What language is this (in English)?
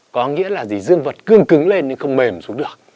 Vietnamese